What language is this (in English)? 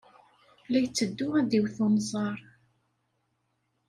Kabyle